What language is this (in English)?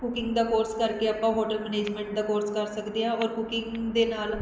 Punjabi